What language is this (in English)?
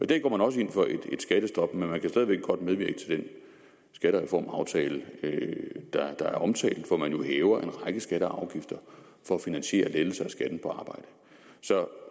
Danish